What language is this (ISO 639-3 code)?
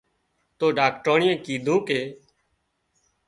kxp